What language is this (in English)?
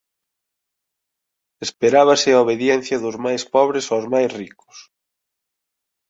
Galician